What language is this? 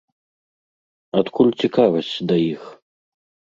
Belarusian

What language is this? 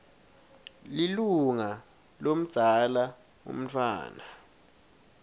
Swati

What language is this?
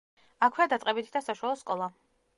Georgian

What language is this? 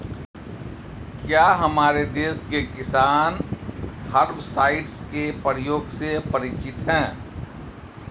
Hindi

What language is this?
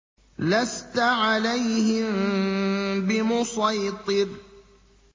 Arabic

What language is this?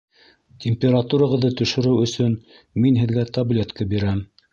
Bashkir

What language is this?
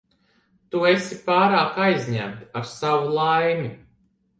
Latvian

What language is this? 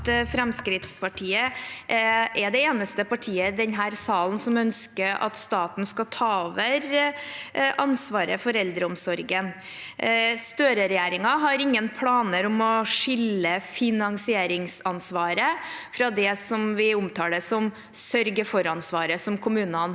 Norwegian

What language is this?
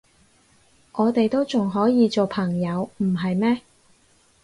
Cantonese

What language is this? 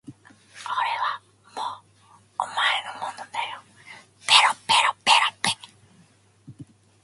Japanese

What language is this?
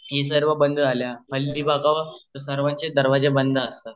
Marathi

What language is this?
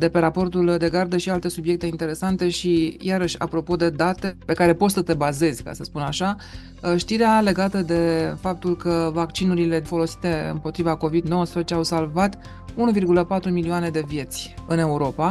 Romanian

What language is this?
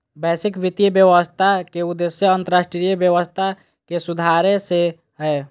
Magahi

